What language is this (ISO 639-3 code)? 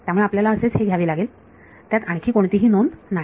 mar